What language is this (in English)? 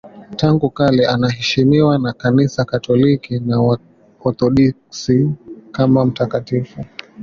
Swahili